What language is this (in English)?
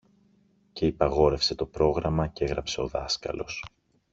Greek